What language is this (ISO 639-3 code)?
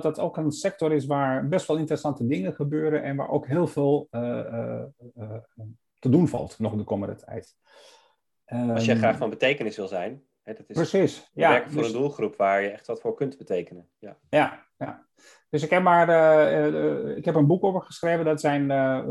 nld